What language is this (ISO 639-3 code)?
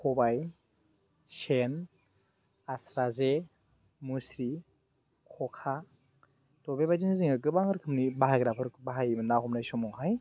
brx